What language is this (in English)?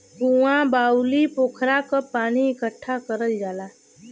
Bhojpuri